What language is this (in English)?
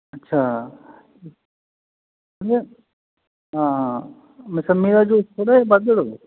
Punjabi